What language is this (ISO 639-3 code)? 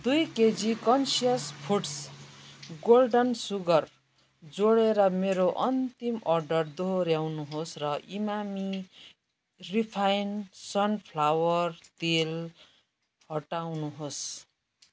nep